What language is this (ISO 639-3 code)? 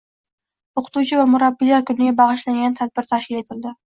uzb